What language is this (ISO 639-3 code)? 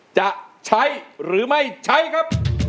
tha